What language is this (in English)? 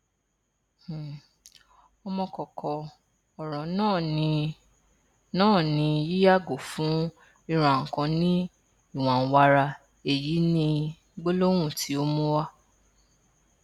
Yoruba